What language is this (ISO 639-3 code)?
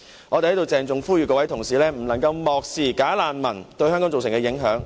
yue